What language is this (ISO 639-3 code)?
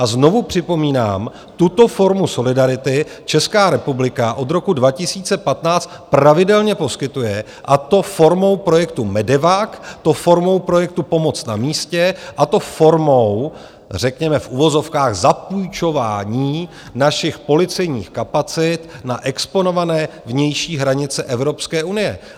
ces